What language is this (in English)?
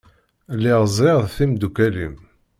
Kabyle